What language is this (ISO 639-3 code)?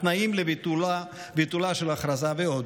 heb